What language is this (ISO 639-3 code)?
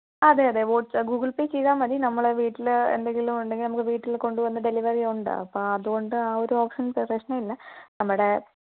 mal